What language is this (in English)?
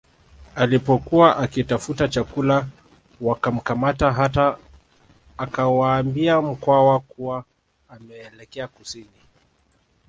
Swahili